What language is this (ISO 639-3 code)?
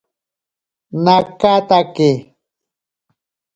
prq